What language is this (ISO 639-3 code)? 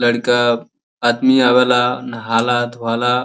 bho